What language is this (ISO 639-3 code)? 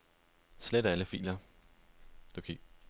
dan